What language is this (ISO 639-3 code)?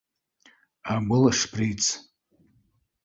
bak